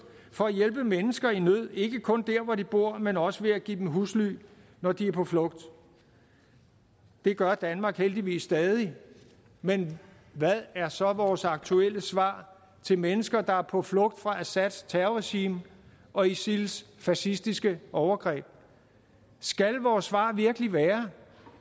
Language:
Danish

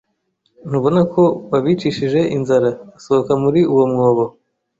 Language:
Kinyarwanda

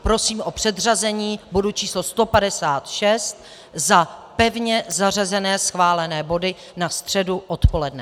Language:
Czech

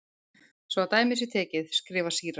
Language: Icelandic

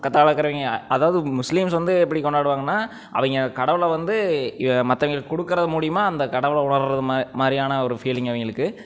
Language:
Tamil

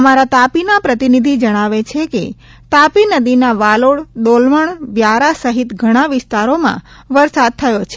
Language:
Gujarati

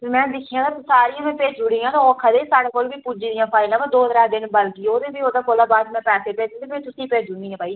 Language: Dogri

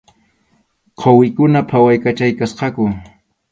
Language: Arequipa-La Unión Quechua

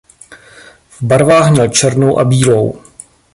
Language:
Czech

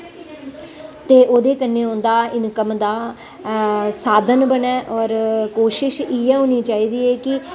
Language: Dogri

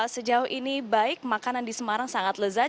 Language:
Indonesian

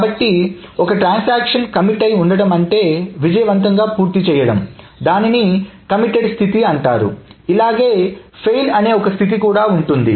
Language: Telugu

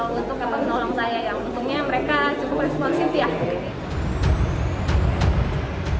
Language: Indonesian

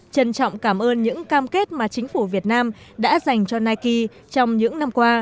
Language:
Vietnamese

